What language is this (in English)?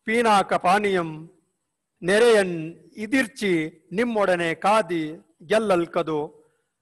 Hindi